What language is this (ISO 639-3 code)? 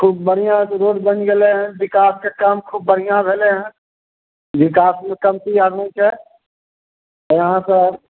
mai